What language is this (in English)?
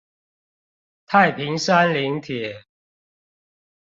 Chinese